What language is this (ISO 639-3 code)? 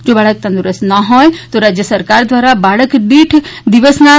guj